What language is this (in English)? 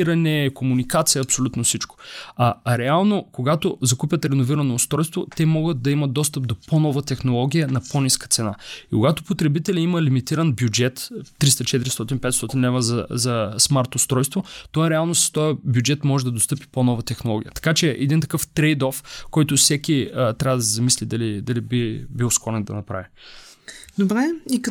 Bulgarian